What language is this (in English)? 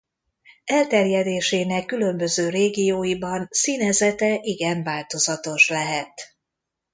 Hungarian